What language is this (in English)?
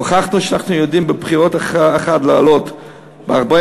Hebrew